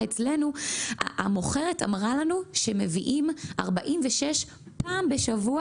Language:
Hebrew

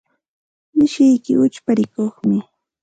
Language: Santa Ana de Tusi Pasco Quechua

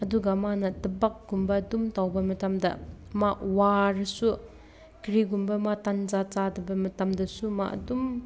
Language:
Manipuri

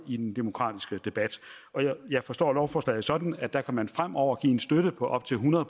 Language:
Danish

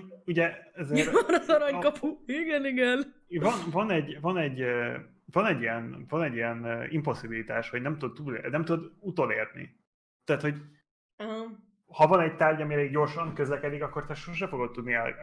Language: Hungarian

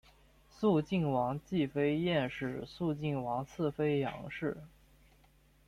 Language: Chinese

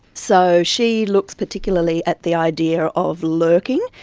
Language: English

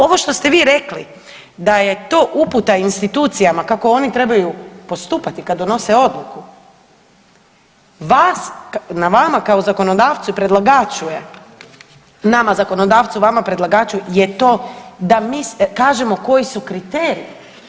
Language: Croatian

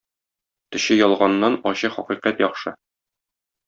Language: Tatar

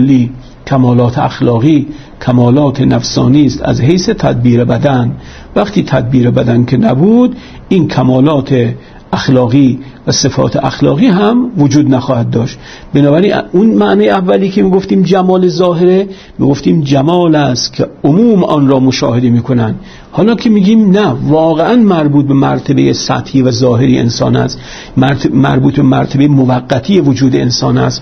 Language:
Persian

